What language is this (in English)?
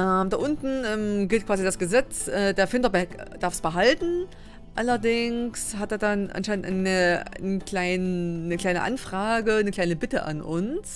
German